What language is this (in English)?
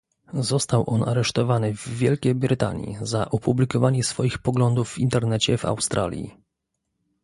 Polish